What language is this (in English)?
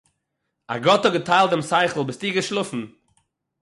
Yiddish